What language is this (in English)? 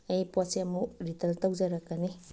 Manipuri